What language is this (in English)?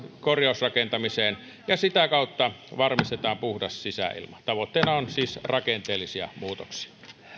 Finnish